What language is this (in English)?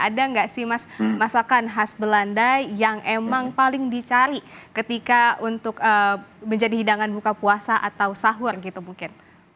Indonesian